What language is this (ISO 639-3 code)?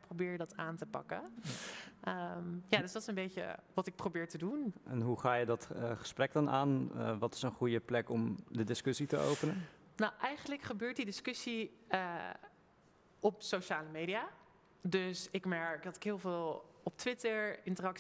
nld